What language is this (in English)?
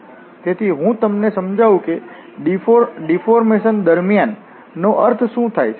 Gujarati